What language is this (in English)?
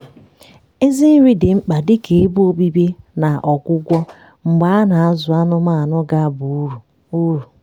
Igbo